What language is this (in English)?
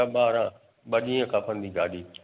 Sindhi